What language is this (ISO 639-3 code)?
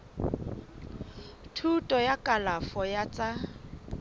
sot